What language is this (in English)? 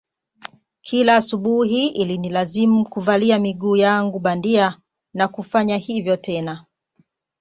Swahili